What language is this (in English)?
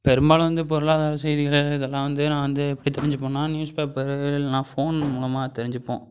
Tamil